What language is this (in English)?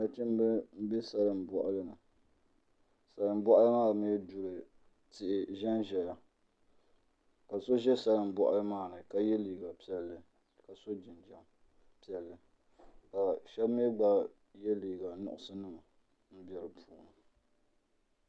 Dagbani